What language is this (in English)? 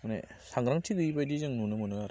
Bodo